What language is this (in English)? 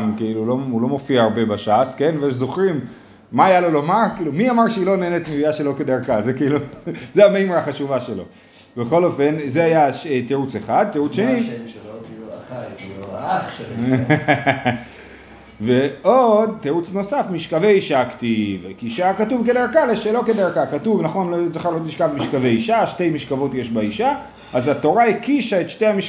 Hebrew